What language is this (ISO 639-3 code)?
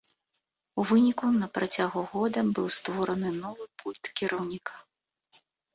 bel